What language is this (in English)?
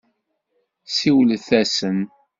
Kabyle